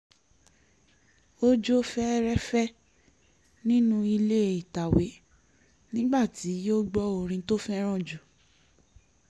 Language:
Yoruba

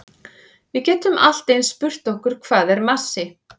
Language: Icelandic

